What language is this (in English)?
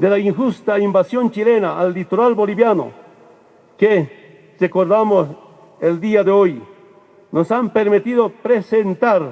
Spanish